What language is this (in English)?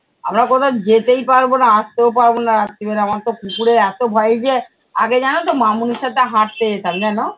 Bangla